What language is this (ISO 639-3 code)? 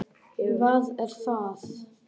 isl